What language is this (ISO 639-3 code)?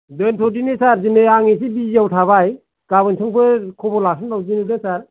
brx